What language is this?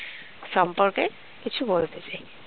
Bangla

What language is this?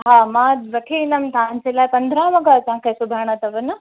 Sindhi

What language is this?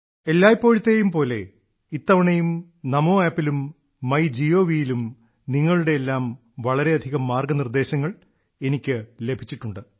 Malayalam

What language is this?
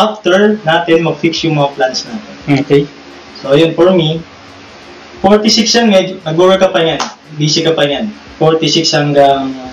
Filipino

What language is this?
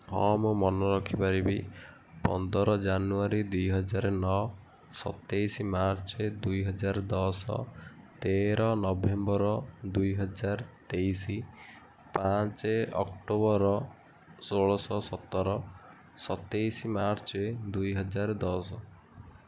Odia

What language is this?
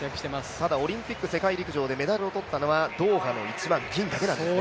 Japanese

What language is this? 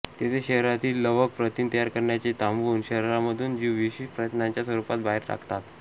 Marathi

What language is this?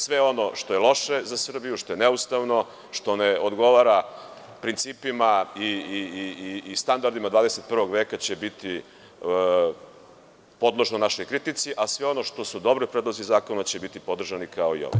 Serbian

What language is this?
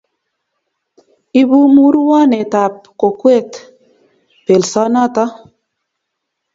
Kalenjin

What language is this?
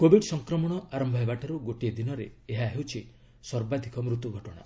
Odia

